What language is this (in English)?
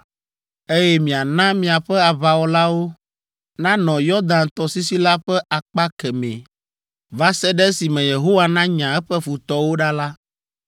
Ewe